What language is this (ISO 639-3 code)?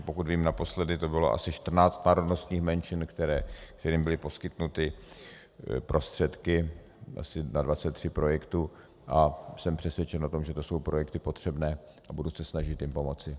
ces